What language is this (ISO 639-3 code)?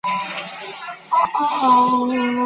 zho